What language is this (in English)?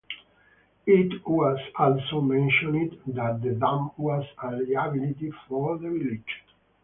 English